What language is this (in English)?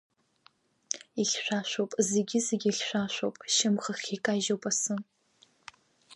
Abkhazian